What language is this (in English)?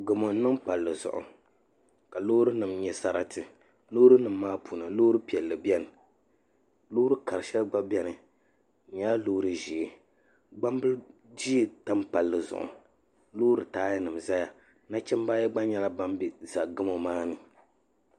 Dagbani